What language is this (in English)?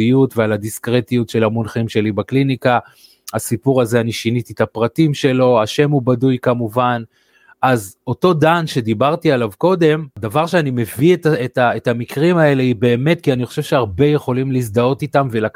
Hebrew